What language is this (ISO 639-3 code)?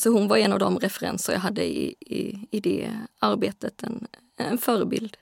swe